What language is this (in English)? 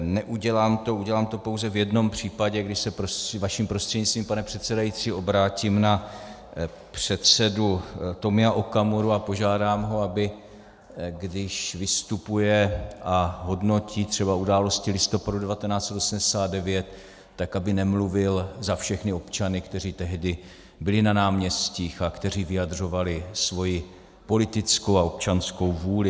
Czech